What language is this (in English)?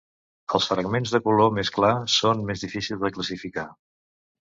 Catalan